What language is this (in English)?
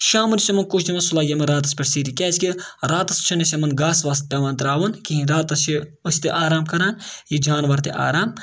Kashmiri